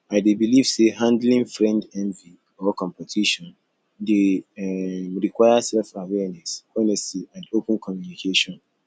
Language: Nigerian Pidgin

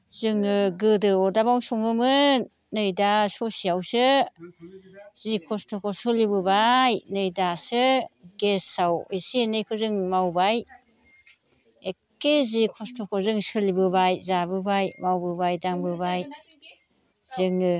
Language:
Bodo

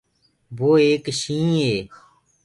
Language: Gurgula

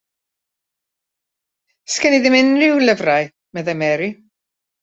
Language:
Welsh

